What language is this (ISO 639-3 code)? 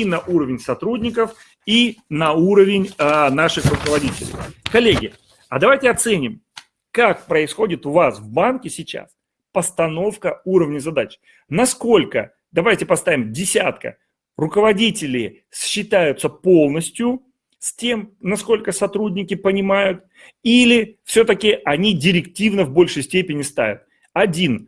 rus